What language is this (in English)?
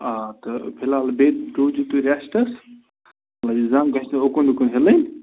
Kashmiri